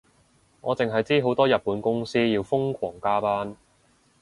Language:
Cantonese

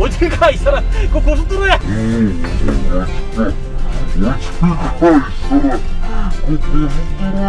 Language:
Korean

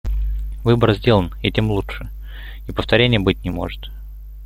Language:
Russian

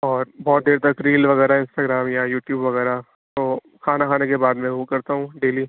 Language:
Urdu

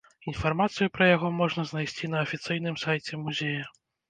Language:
Belarusian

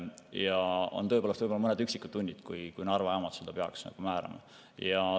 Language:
Estonian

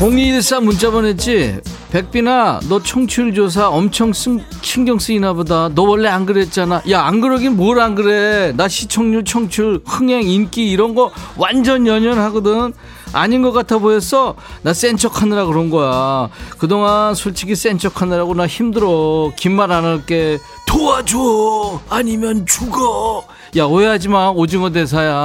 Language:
Korean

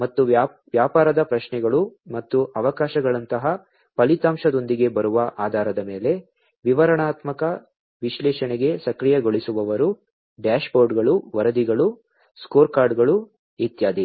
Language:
Kannada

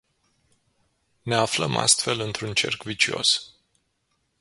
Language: Romanian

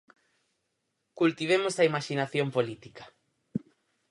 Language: Galician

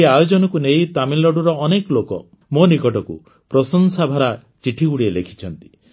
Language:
Odia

